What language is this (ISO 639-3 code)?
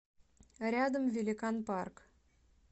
rus